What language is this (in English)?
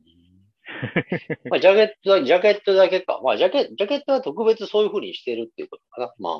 Japanese